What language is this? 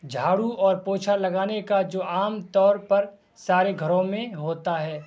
Urdu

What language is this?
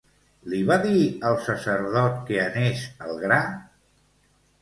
Catalan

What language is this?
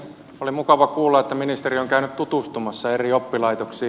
Finnish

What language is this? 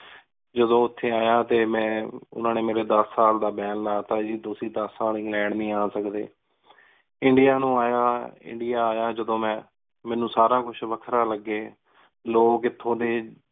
Punjabi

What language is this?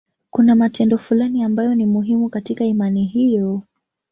Swahili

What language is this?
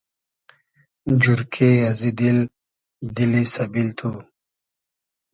Hazaragi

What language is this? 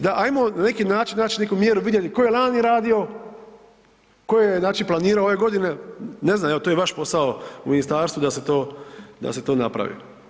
Croatian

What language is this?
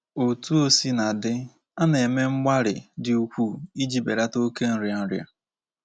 Igbo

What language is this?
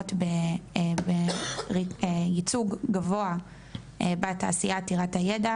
Hebrew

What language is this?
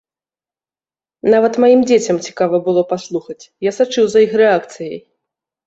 Belarusian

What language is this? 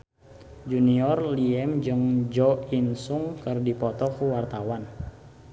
Sundanese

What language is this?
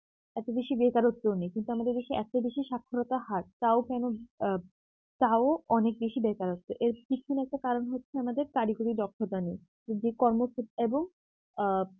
Bangla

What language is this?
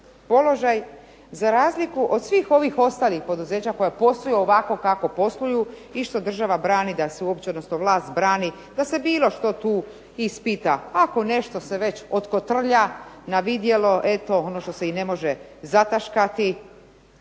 Croatian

